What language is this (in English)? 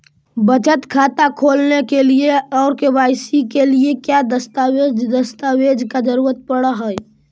Magahi